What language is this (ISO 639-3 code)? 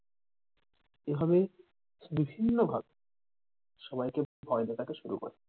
ben